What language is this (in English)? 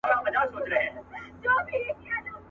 Pashto